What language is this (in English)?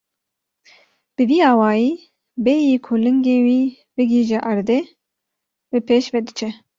Kurdish